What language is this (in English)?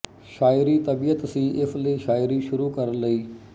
Punjabi